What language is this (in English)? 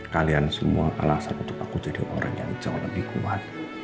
Indonesian